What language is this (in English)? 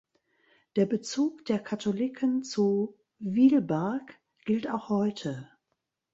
German